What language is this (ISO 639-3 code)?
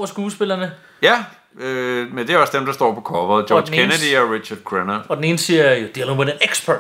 dan